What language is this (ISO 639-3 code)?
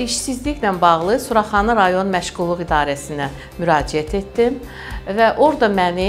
tur